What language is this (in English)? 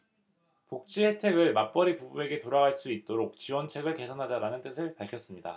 Korean